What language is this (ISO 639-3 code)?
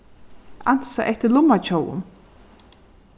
fao